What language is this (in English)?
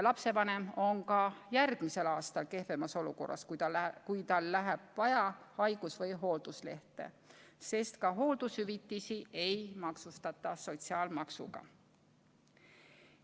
Estonian